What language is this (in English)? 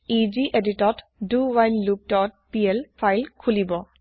Assamese